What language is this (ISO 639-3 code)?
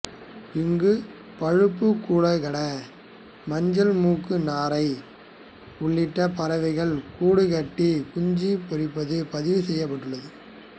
tam